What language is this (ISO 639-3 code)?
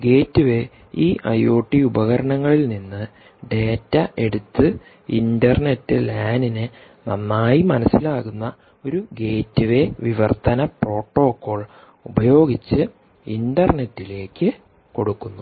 mal